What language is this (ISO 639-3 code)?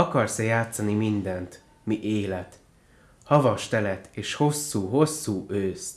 hun